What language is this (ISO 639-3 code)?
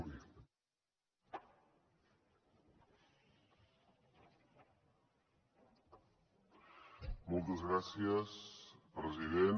cat